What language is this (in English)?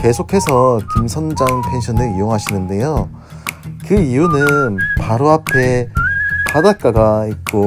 Korean